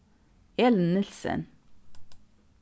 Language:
Faroese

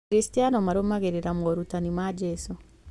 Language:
Kikuyu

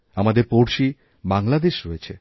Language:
Bangla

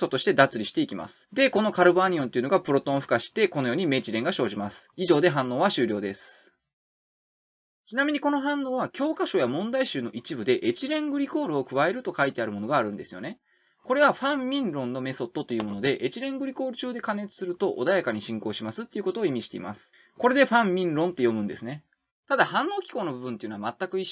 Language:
Japanese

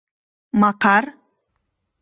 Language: Mari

